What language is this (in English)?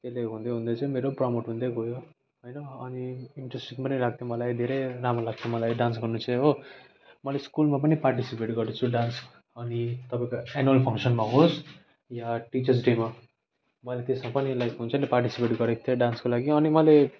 Nepali